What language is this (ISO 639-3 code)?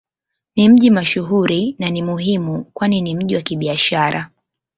swa